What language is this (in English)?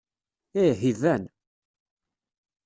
Kabyle